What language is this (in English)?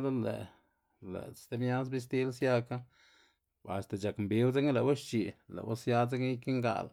Xanaguía Zapotec